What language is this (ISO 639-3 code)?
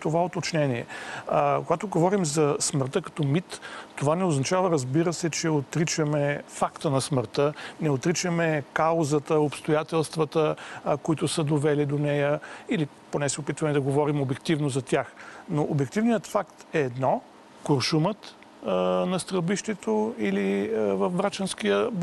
bul